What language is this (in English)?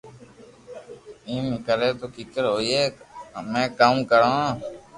Loarki